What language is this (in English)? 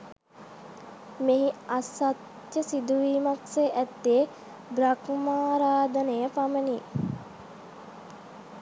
Sinhala